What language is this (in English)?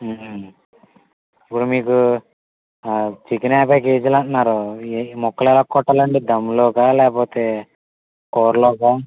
Telugu